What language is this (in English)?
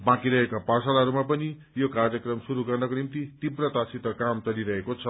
Nepali